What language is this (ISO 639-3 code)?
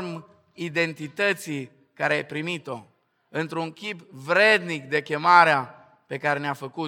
ron